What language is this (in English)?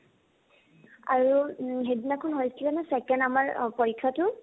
Assamese